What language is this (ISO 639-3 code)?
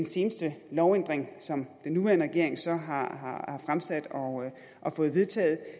dan